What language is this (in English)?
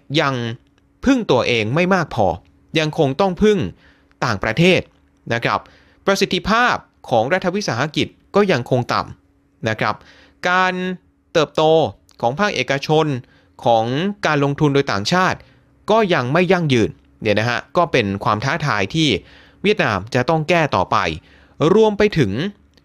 Thai